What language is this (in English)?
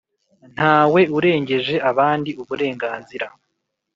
Kinyarwanda